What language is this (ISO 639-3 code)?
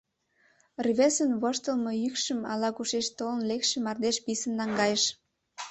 chm